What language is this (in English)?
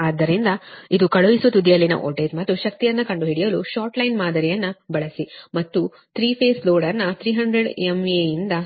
Kannada